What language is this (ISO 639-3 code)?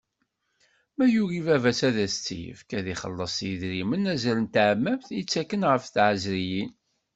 kab